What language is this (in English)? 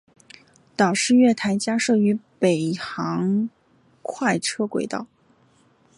Chinese